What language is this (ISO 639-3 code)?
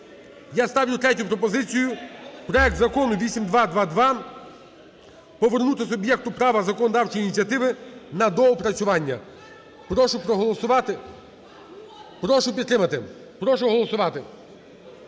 ukr